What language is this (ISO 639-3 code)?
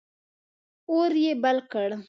pus